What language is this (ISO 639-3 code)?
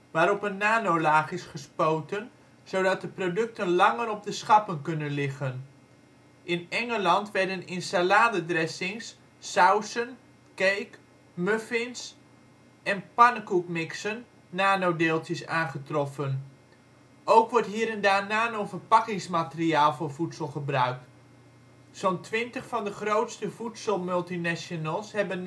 nld